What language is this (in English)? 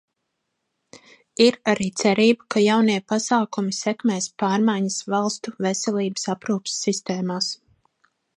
Latvian